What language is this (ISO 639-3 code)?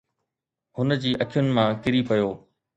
snd